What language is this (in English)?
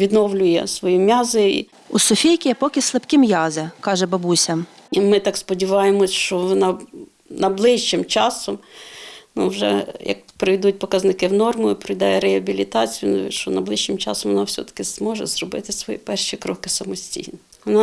Ukrainian